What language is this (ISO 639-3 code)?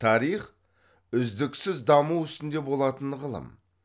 kaz